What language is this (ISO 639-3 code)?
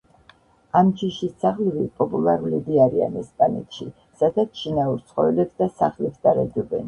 kat